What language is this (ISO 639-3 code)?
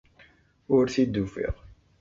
kab